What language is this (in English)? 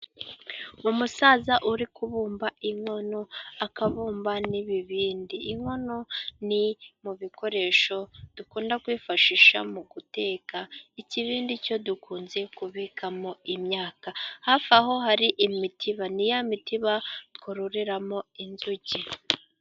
Kinyarwanda